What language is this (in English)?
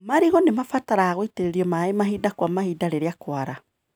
Kikuyu